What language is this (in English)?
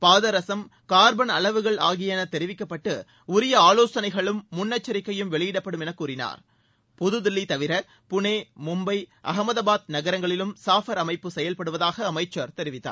Tamil